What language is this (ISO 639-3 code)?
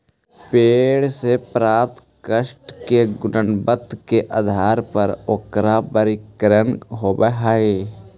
mag